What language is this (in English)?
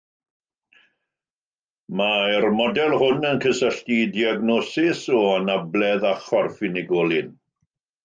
Welsh